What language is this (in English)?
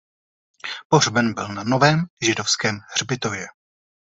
Czech